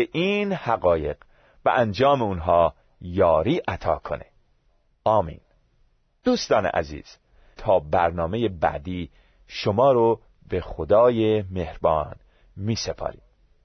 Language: Persian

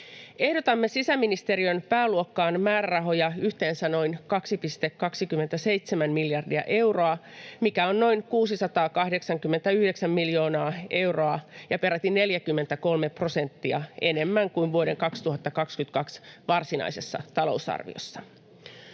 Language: Finnish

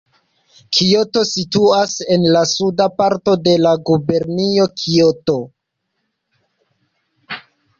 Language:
Esperanto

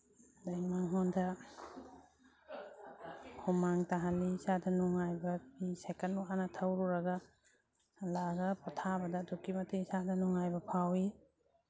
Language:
Manipuri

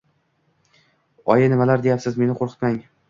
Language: Uzbek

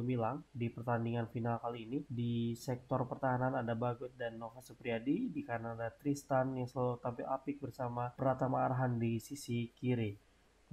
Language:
Indonesian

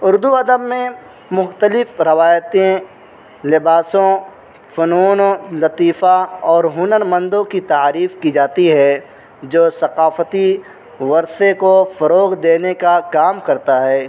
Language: Urdu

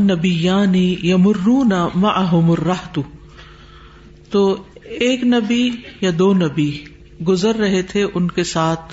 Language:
Urdu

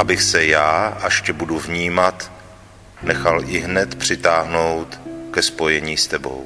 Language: Czech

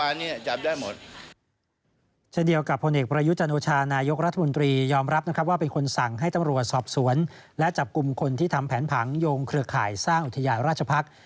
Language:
Thai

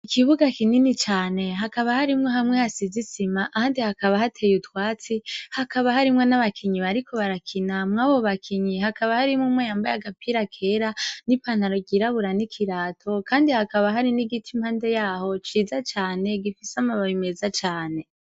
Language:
Rundi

